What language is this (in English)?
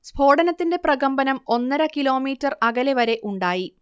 Malayalam